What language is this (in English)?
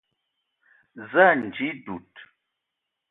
Eton (Cameroon)